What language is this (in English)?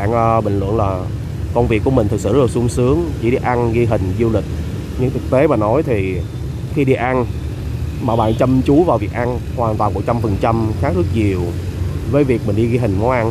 Vietnamese